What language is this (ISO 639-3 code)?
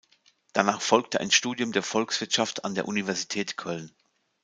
deu